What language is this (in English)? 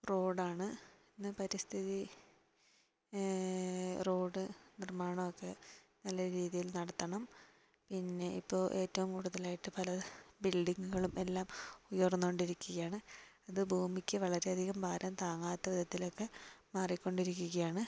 Malayalam